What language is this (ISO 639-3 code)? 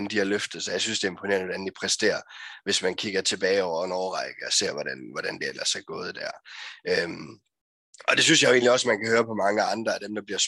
dan